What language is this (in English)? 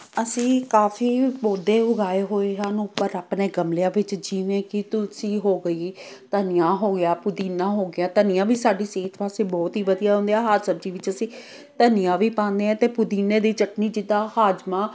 Punjabi